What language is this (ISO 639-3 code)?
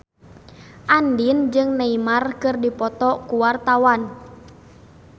sun